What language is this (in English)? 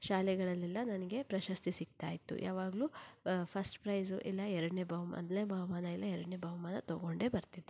Kannada